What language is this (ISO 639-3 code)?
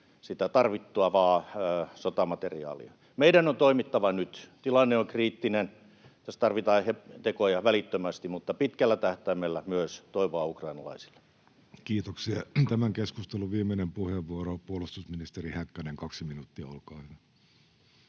fin